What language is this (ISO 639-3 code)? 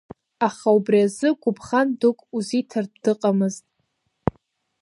abk